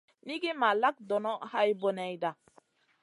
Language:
Masana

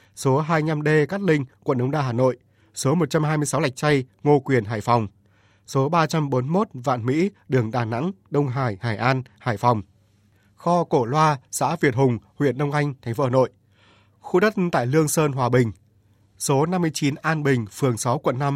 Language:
Vietnamese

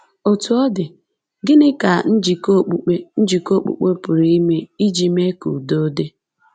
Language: Igbo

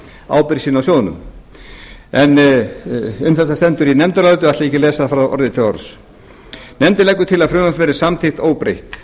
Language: Icelandic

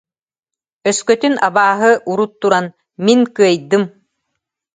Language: Yakut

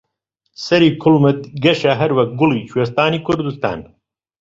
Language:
Central Kurdish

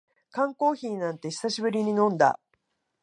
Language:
Japanese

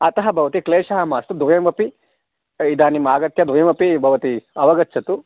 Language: Sanskrit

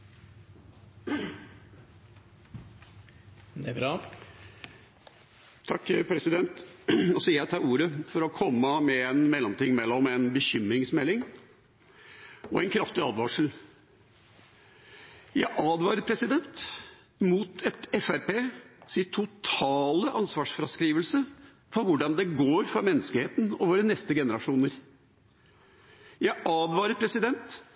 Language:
Norwegian Bokmål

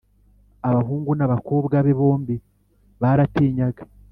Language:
Kinyarwanda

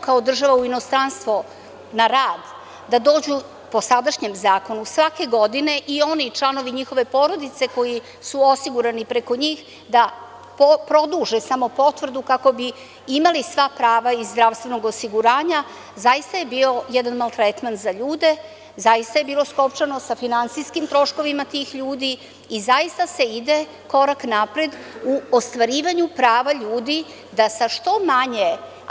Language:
Serbian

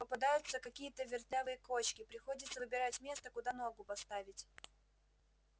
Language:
Russian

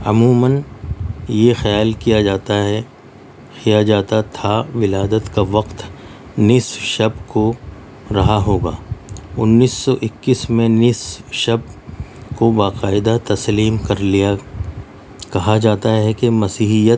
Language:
Urdu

